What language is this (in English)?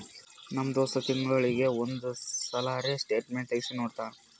Kannada